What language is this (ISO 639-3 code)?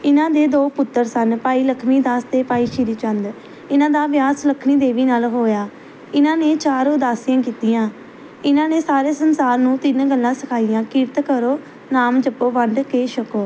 pan